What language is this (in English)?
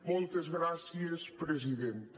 Catalan